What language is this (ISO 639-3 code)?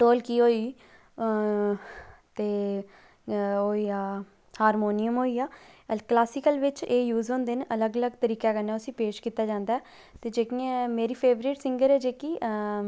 doi